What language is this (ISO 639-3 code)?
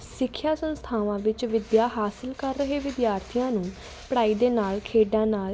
pan